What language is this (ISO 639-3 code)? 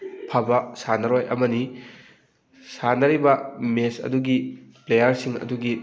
mni